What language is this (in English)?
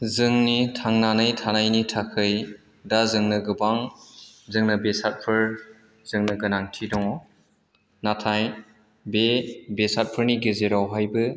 Bodo